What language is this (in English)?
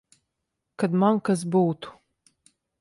Latvian